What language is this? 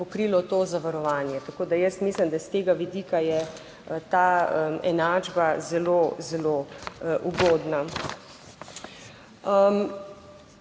Slovenian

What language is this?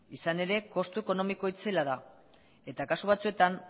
Basque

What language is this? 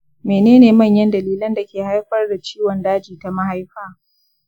Hausa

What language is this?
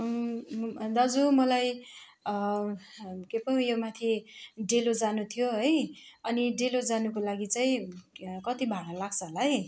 Nepali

